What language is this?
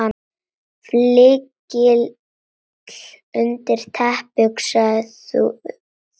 Icelandic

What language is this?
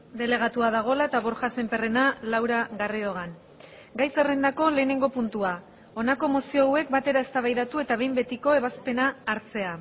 Basque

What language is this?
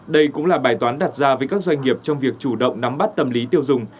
Vietnamese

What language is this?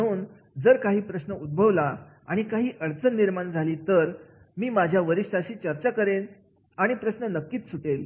Marathi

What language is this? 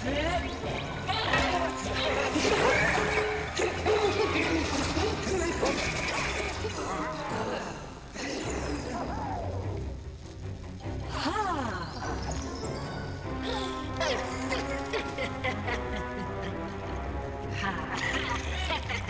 Japanese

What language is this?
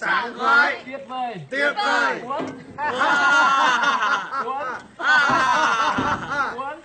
Vietnamese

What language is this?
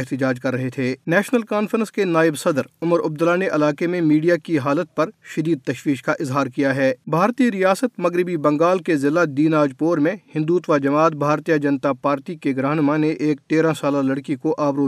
Urdu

